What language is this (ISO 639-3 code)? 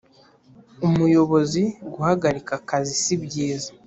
kin